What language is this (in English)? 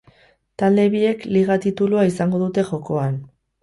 Basque